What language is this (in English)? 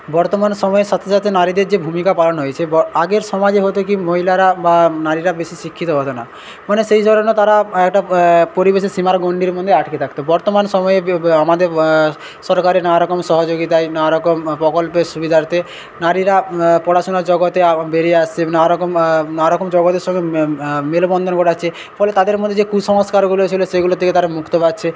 Bangla